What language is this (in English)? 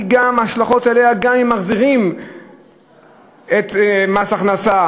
Hebrew